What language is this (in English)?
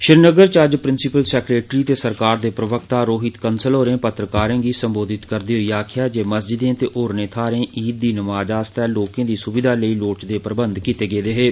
Dogri